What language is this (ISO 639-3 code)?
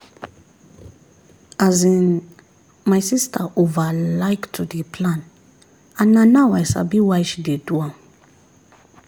pcm